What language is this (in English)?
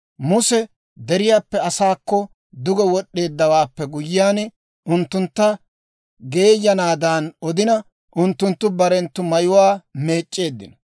Dawro